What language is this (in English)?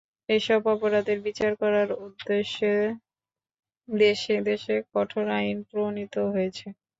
Bangla